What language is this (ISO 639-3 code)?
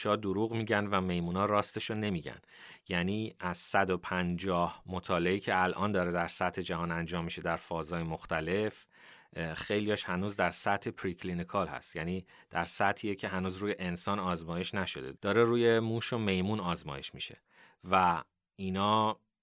fas